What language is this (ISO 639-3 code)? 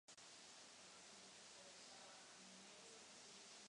ces